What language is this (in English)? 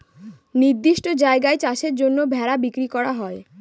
Bangla